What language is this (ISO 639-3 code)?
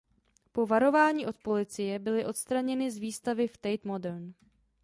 ces